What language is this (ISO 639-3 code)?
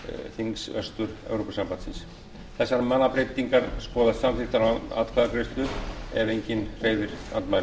isl